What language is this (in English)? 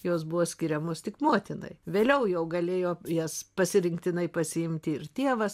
Lithuanian